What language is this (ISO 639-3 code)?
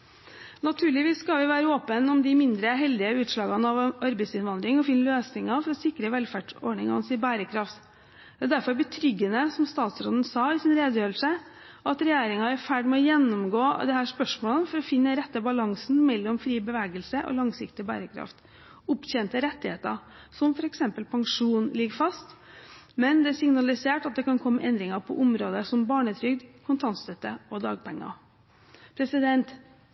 nob